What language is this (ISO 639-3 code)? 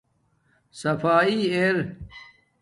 dmk